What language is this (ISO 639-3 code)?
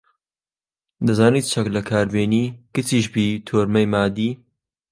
ckb